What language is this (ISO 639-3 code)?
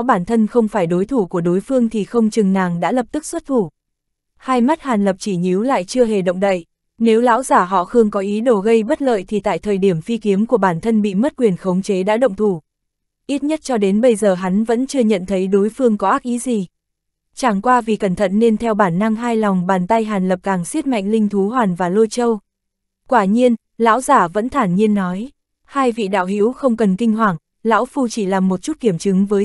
vie